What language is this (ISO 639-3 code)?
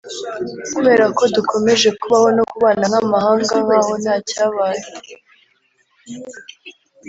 kin